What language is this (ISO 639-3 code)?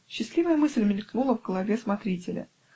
rus